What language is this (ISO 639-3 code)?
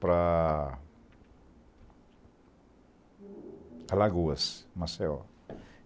por